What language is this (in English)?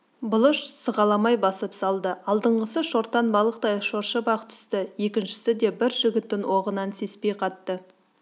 Kazakh